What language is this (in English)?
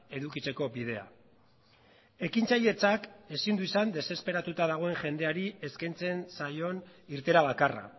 Basque